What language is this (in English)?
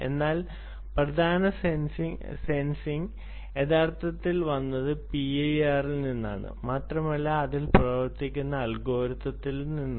Malayalam